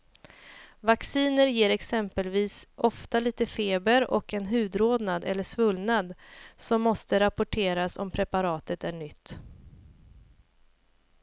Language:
Swedish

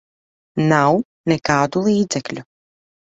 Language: Latvian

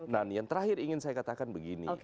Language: Indonesian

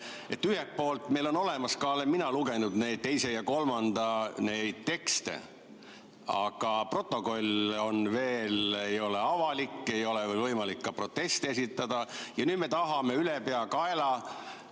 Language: Estonian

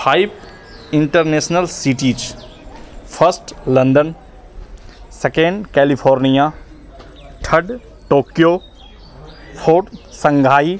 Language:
Hindi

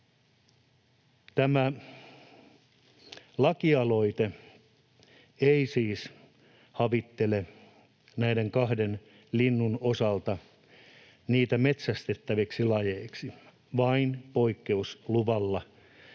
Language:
Finnish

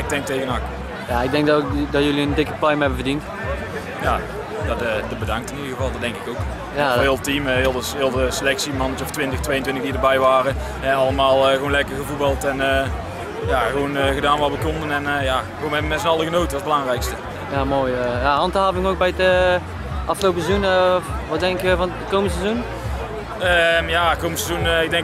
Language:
Dutch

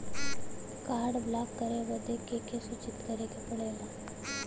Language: Bhojpuri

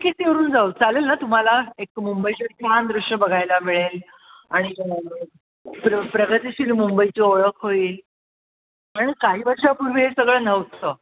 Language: Marathi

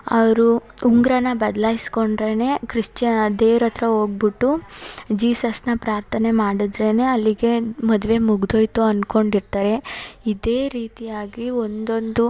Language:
Kannada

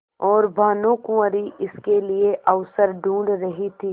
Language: Hindi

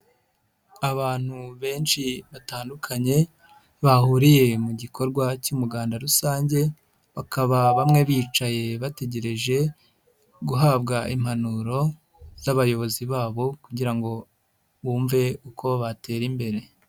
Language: Kinyarwanda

